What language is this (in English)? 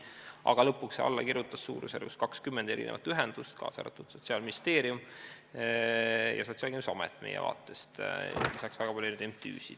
Estonian